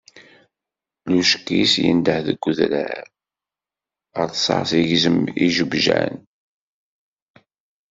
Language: Kabyle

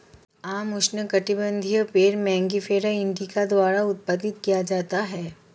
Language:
Hindi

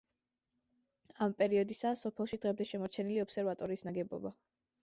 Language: Georgian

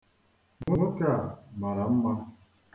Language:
Igbo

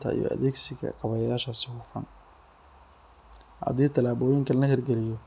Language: Somali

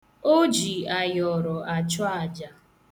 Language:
Igbo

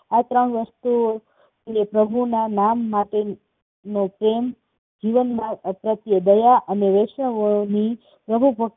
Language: Gujarati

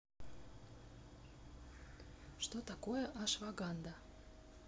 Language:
Russian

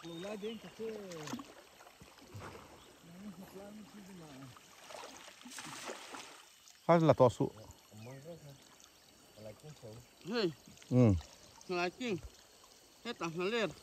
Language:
Thai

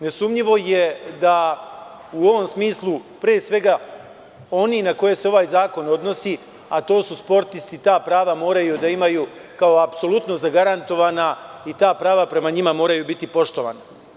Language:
Serbian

